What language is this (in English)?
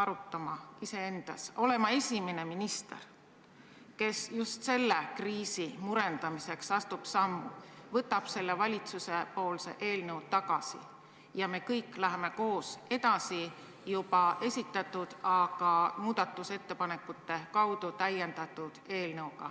Estonian